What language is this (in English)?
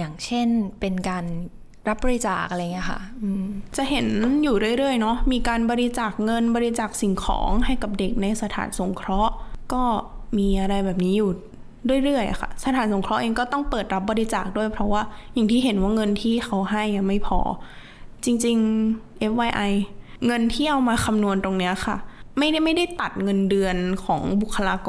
Thai